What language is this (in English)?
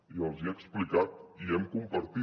Catalan